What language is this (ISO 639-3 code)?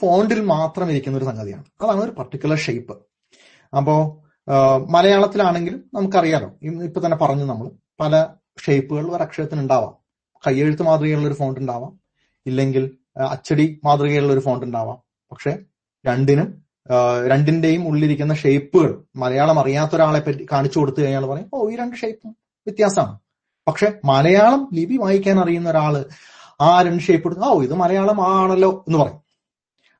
mal